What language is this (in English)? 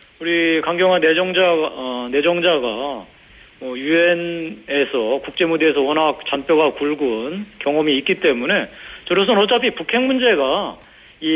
Korean